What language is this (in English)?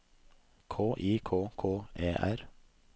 Norwegian